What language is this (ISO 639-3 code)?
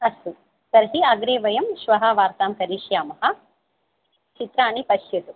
san